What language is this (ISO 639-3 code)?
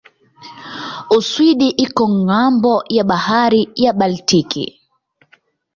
swa